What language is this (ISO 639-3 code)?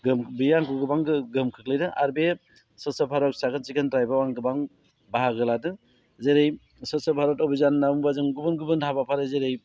brx